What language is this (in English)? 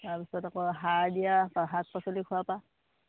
Assamese